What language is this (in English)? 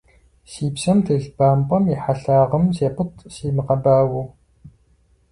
Kabardian